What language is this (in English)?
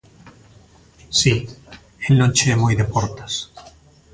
Galician